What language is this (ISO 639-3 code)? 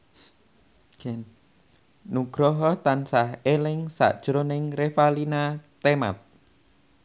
jav